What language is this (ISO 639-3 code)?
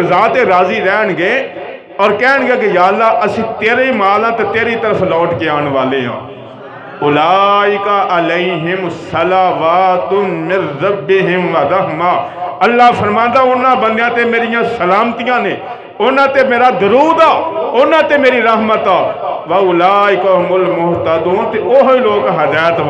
hin